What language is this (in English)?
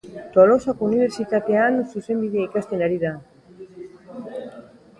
Basque